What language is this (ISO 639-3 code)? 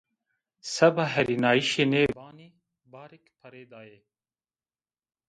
zza